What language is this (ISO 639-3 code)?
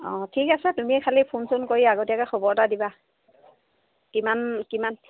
asm